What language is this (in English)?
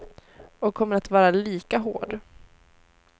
Swedish